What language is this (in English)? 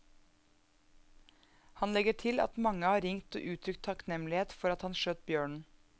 Norwegian